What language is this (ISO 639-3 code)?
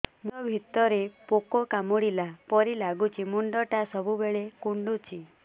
ori